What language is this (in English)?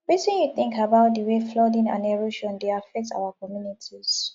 Nigerian Pidgin